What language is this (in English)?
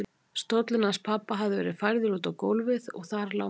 Icelandic